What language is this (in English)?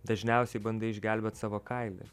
Lithuanian